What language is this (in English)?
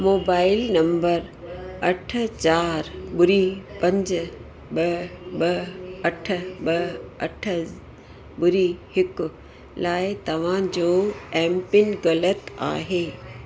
Sindhi